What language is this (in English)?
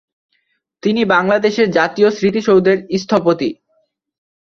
Bangla